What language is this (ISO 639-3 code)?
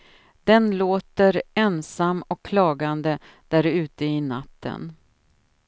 swe